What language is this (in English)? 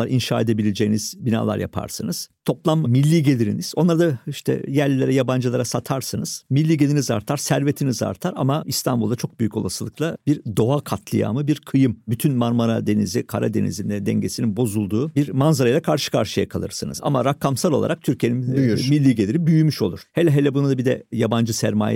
Turkish